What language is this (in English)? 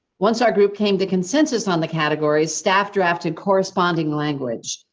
English